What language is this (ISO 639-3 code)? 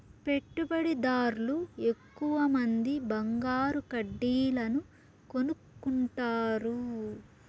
tel